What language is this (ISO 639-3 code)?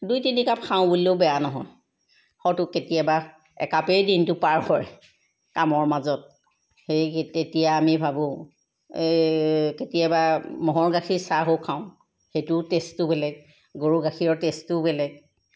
asm